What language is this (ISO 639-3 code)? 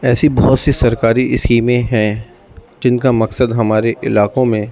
urd